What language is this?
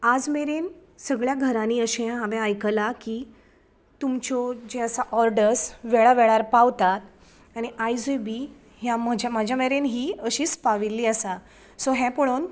Konkani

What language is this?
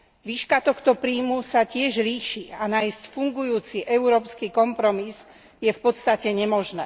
Slovak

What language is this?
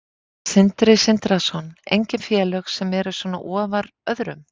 Icelandic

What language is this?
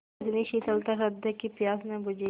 Hindi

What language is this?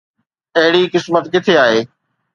Sindhi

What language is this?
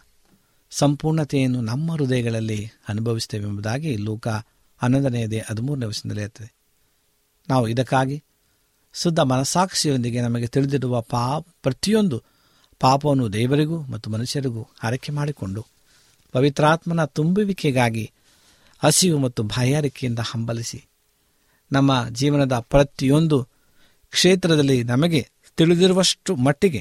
Kannada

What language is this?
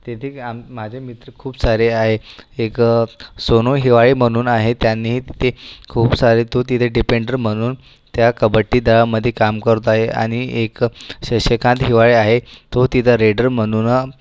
Marathi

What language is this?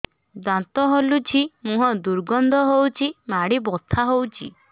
Odia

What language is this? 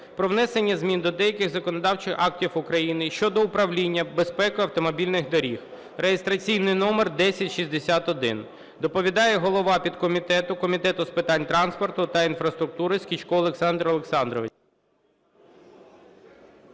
Ukrainian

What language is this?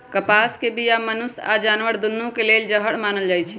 Magahi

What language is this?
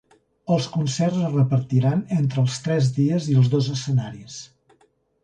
Catalan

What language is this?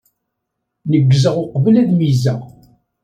Kabyle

